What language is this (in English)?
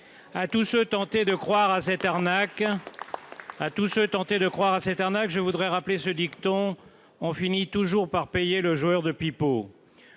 French